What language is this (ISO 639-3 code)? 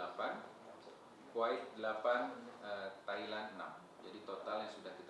ind